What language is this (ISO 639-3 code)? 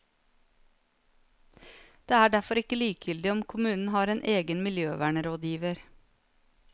nor